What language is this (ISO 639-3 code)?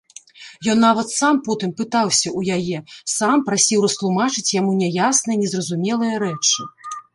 bel